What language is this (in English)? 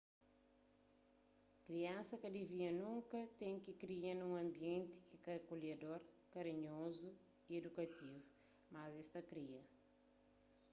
Kabuverdianu